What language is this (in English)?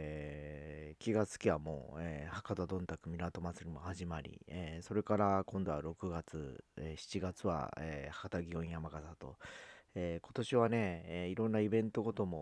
Japanese